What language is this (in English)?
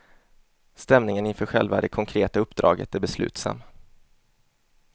Swedish